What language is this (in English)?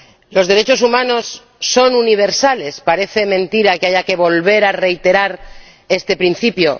Spanish